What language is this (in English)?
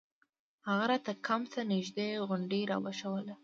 Pashto